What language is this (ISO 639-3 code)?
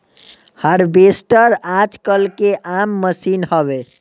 bho